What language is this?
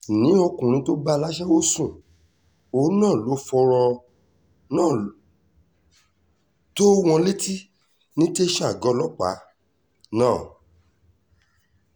Yoruba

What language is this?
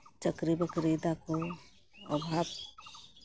Santali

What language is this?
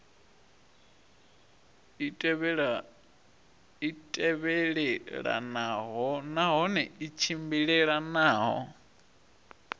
Venda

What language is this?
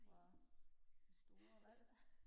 Danish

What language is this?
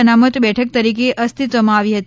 Gujarati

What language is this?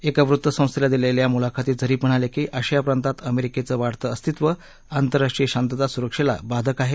Marathi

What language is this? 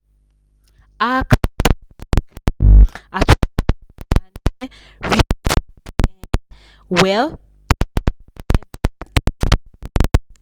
Nigerian Pidgin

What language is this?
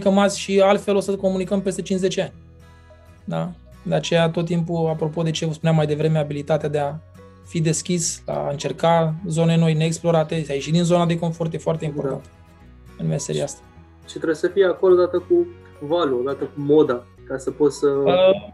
Romanian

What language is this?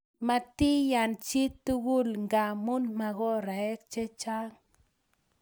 Kalenjin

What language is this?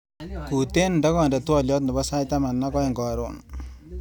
Kalenjin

